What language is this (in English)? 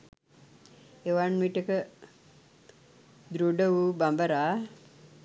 Sinhala